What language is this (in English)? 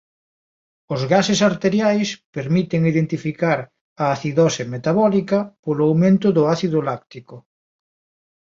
Galician